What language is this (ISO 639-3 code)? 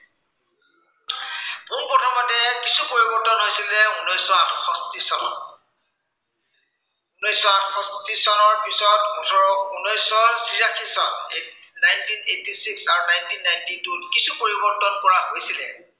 asm